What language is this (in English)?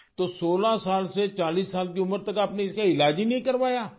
Urdu